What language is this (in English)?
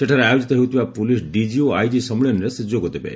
Odia